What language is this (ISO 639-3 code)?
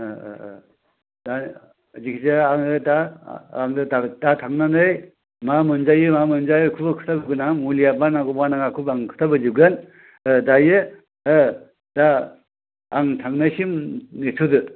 brx